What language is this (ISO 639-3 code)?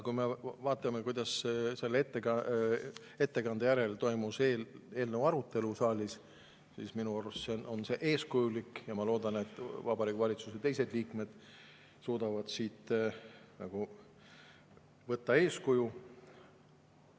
est